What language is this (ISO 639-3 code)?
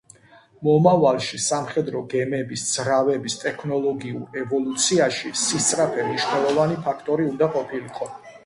kat